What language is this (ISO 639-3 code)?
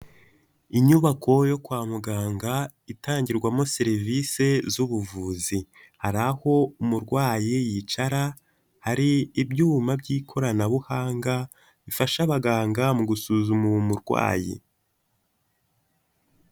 kin